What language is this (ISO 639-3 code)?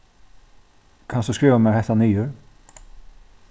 fao